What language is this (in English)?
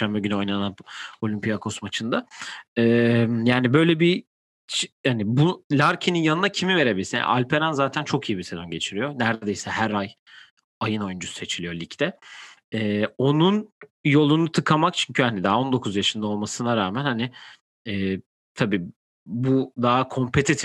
Turkish